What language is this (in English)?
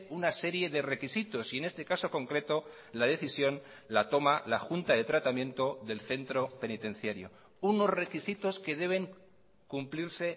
Spanish